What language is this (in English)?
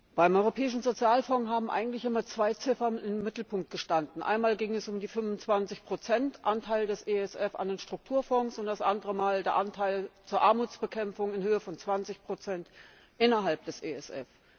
German